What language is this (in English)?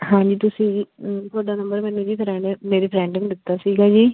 Punjabi